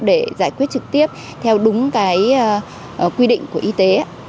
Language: Vietnamese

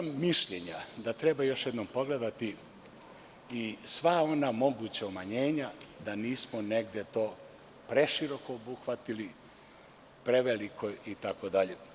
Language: Serbian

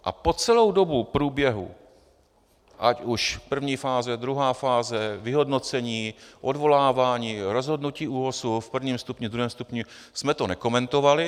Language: Czech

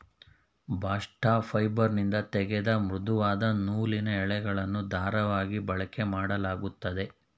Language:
Kannada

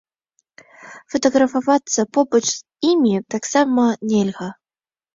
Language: Belarusian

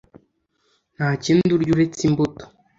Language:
Kinyarwanda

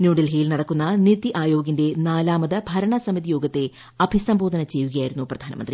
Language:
Malayalam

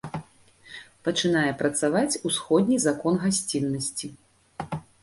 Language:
Belarusian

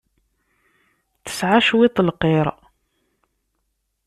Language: Kabyle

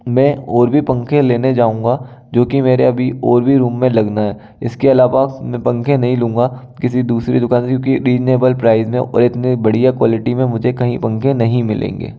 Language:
Hindi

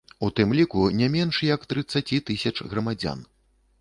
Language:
Belarusian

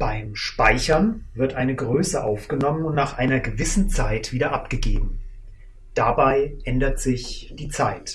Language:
German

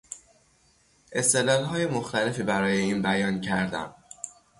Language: Persian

